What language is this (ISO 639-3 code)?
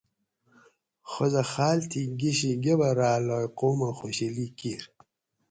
gwc